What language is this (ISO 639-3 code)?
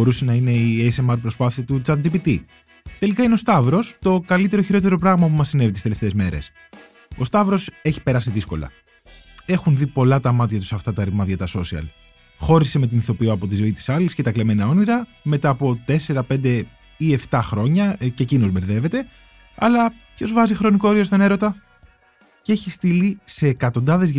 ell